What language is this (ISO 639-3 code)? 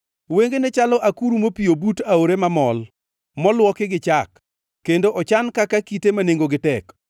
luo